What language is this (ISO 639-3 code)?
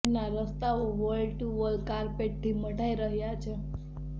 guj